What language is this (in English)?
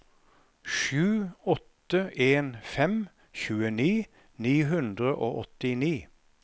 Norwegian